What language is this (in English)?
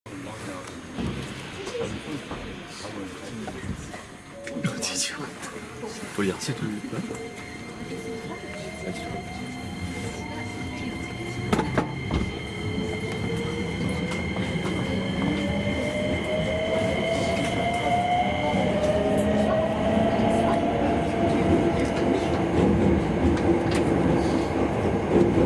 Japanese